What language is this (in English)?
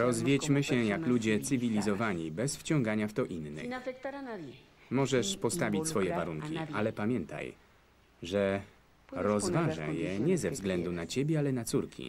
Polish